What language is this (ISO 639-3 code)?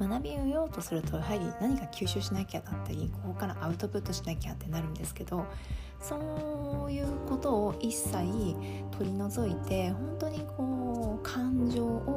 jpn